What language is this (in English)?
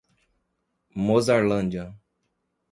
Portuguese